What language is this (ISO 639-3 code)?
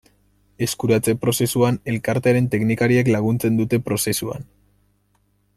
eus